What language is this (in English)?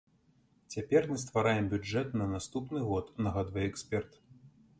Belarusian